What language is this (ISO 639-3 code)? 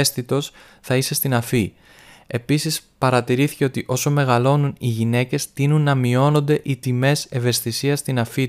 ell